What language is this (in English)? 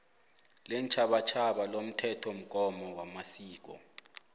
South Ndebele